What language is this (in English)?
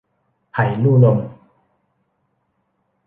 Thai